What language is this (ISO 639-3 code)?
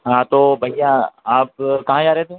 hin